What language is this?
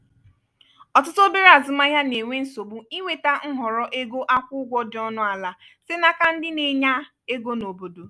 Igbo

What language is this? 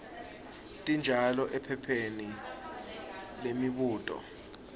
Swati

